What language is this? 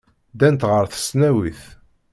Kabyle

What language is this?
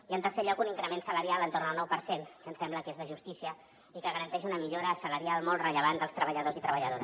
Catalan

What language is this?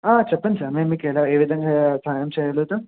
Telugu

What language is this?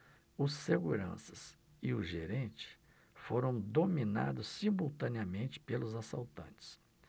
Portuguese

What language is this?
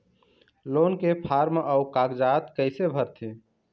Chhattisgarhi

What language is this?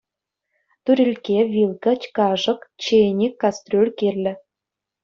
Chuvash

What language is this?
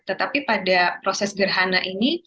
Indonesian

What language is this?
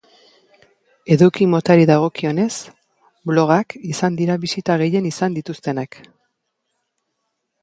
Basque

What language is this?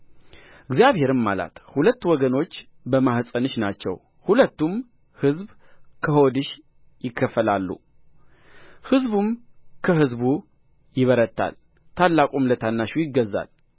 Amharic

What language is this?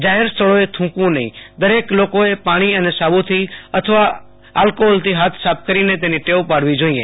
Gujarati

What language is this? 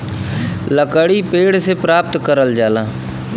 Bhojpuri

